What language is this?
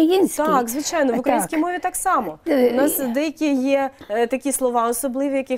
Ukrainian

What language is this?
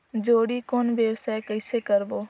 Chhattisgarhi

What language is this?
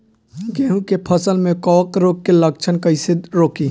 Bhojpuri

